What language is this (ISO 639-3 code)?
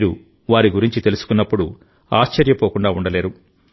tel